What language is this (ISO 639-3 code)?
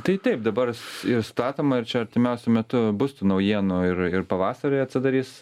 lit